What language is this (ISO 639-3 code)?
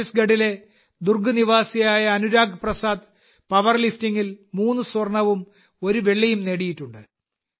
mal